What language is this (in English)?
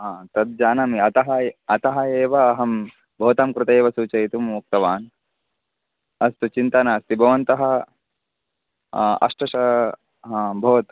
Sanskrit